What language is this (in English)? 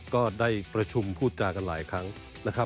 Thai